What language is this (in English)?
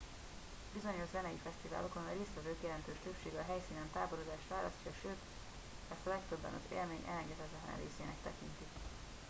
Hungarian